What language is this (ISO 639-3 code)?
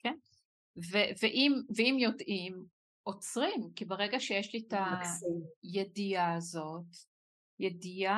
heb